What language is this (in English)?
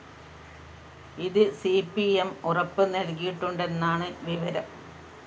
Malayalam